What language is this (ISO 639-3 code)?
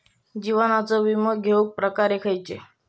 mar